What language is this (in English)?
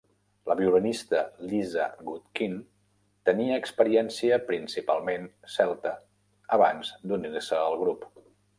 Catalan